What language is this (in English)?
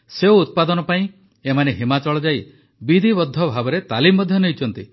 Odia